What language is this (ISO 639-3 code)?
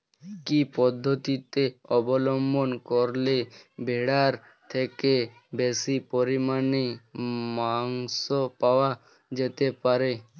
ben